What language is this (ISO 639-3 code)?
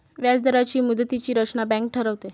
mar